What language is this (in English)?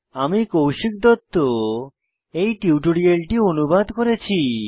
Bangla